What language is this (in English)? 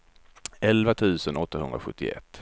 Swedish